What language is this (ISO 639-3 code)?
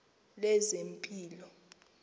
xho